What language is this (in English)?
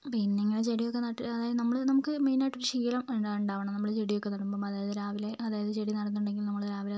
Malayalam